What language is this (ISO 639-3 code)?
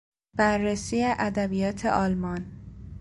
fas